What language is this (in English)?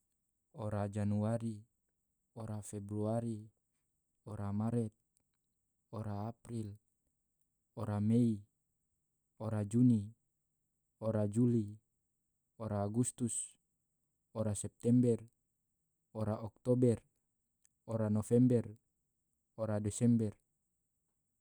Tidore